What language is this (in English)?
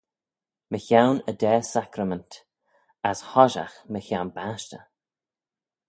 Manx